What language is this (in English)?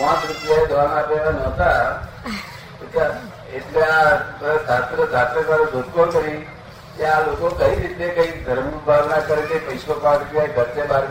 Gujarati